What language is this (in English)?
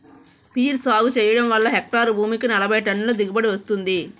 Telugu